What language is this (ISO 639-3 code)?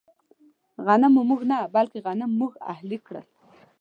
pus